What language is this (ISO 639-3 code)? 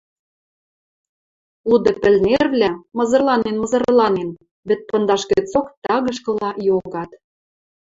mrj